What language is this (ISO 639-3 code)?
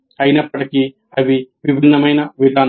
tel